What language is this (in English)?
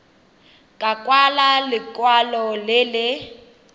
Tswana